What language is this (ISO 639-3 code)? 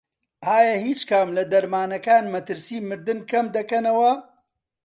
ckb